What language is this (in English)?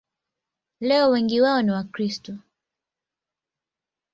Swahili